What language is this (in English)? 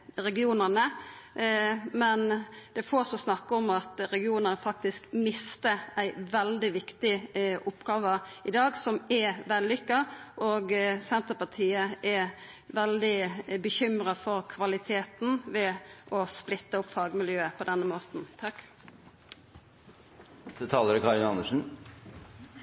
Norwegian